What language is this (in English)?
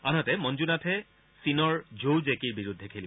Assamese